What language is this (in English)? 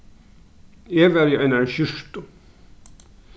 Faroese